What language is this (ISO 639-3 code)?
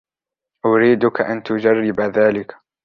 ara